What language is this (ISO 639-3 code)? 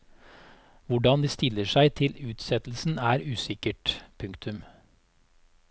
nor